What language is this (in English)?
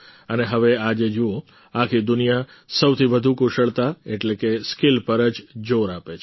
Gujarati